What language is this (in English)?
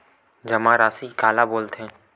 Chhattisgarhi